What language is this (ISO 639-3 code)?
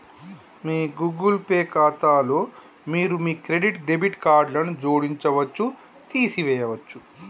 tel